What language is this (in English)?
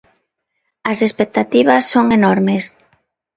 Galician